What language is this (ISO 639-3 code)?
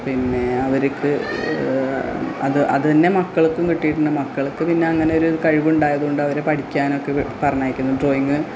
mal